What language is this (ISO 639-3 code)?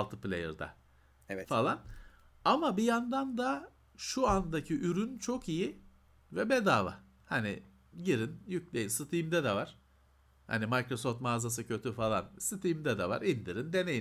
tur